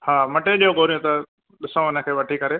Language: Sindhi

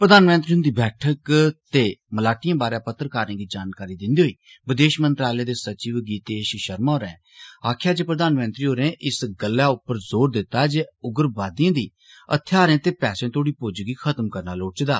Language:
Dogri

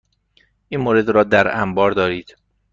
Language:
Persian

